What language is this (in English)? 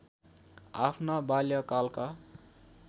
Nepali